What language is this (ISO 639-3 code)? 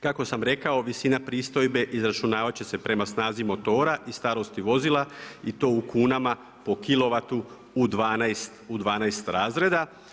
hrv